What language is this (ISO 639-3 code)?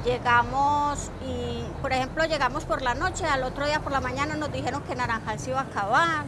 spa